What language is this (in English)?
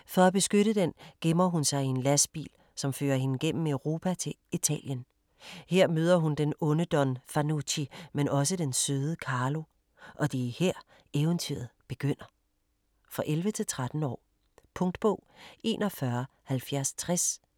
Danish